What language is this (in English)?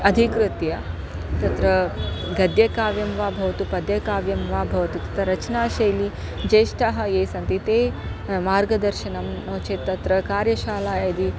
Sanskrit